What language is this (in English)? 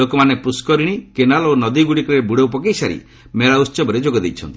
Odia